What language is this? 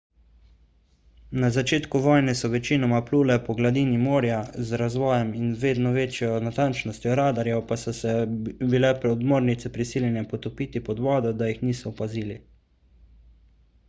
Slovenian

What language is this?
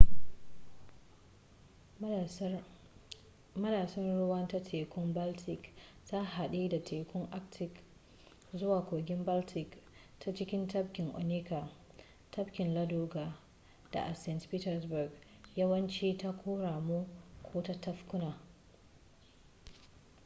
Hausa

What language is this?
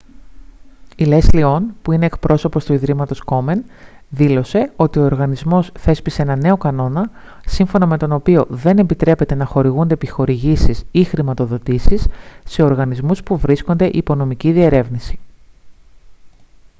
Greek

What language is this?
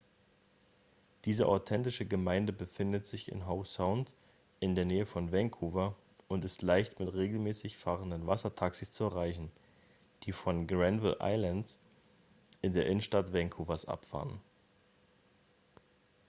German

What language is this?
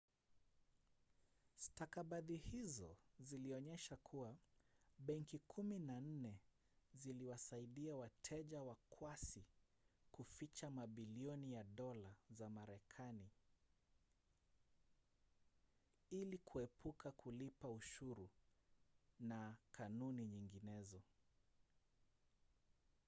Swahili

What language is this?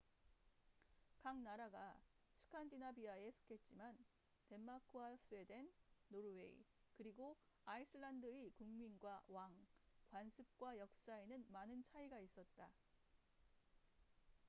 Korean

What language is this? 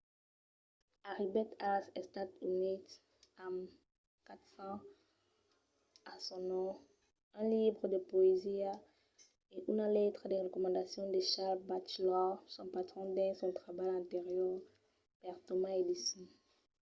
Occitan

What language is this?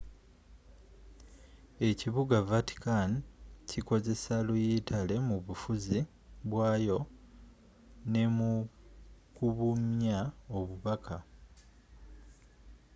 Ganda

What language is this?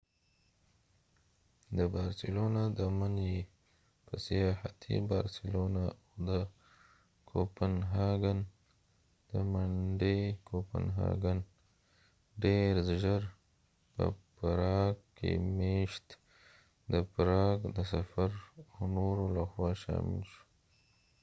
Pashto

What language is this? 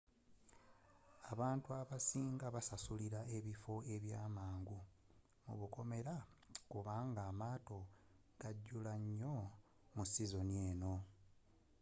Ganda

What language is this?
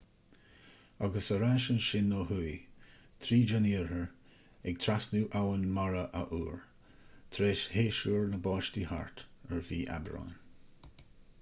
Irish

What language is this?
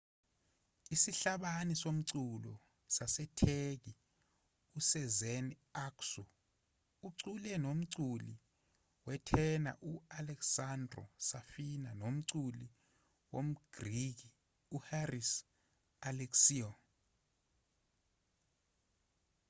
Zulu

